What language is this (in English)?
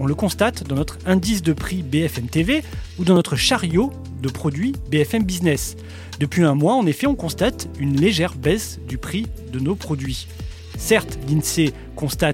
French